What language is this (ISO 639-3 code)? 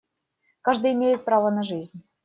rus